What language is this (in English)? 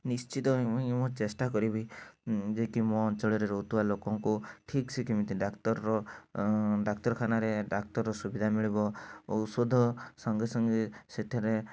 Odia